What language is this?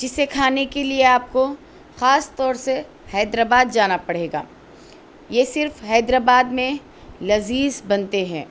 Urdu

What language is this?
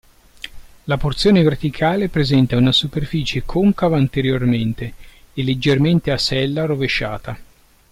Italian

